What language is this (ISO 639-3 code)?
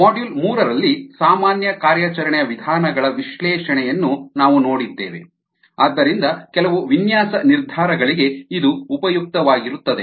kan